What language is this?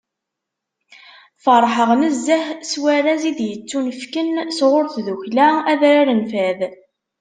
Kabyle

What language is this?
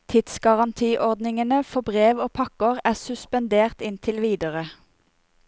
Norwegian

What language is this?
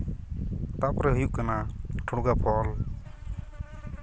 Santali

